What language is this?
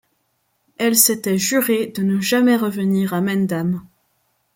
French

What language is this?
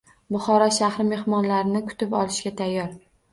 Uzbek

